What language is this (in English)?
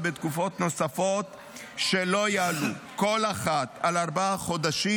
Hebrew